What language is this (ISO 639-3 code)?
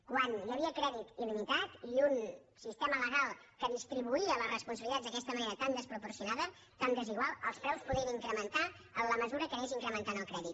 cat